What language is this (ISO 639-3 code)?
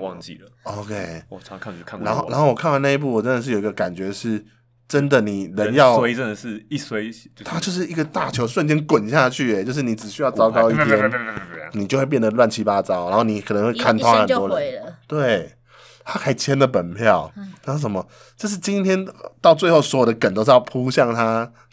zho